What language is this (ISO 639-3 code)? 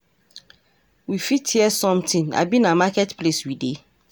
pcm